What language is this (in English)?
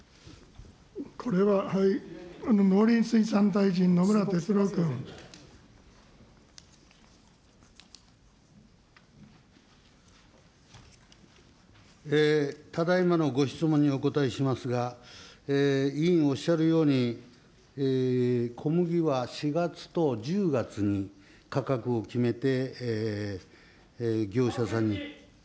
Japanese